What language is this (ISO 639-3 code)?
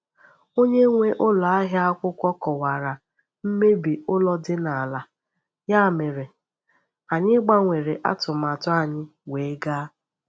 ibo